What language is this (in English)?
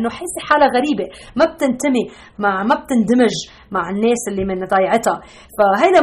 Arabic